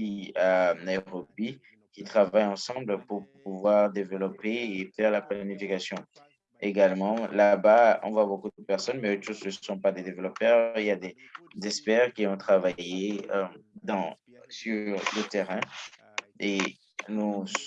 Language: French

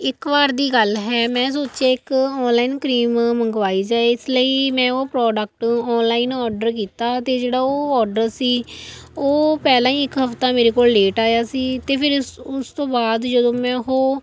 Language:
Punjabi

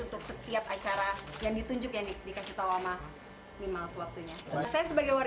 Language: Indonesian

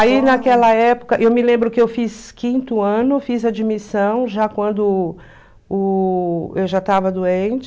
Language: Portuguese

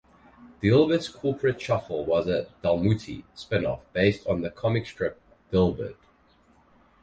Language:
English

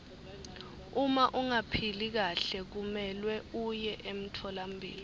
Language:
Swati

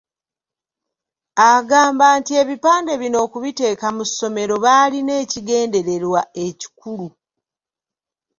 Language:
Ganda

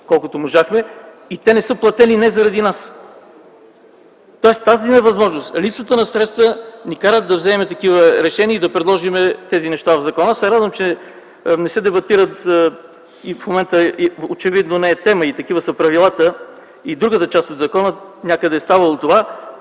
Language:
Bulgarian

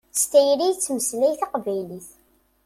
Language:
Kabyle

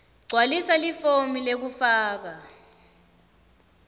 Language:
Swati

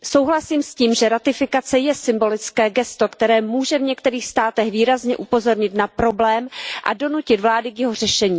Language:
Czech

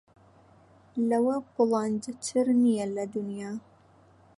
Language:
Central Kurdish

